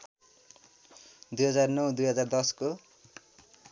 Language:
Nepali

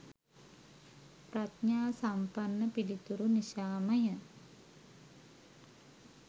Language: Sinhala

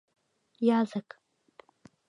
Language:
Mari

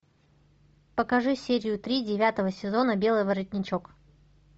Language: Russian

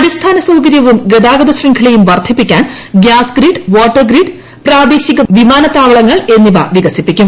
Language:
Malayalam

